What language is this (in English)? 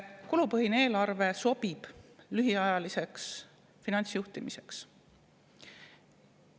Estonian